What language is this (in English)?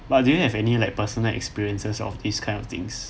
English